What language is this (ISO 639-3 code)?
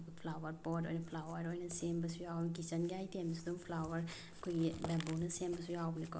mni